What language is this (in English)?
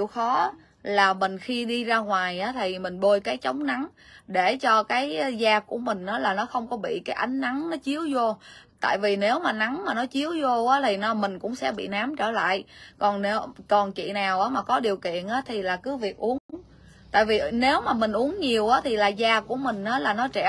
Vietnamese